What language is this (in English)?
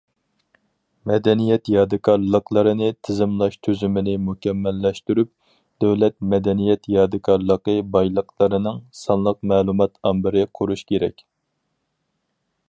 Uyghur